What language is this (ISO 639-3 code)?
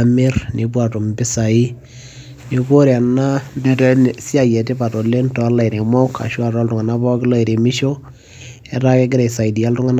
mas